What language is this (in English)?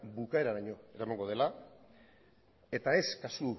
Basque